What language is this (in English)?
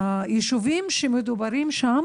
Hebrew